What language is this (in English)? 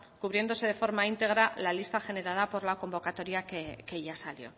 Spanish